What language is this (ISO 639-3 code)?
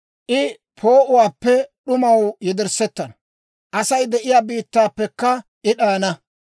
dwr